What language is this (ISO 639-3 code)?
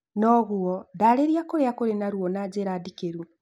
kik